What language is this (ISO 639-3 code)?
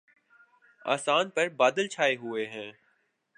urd